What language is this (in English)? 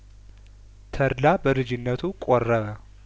Amharic